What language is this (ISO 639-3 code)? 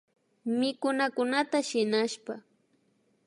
qvi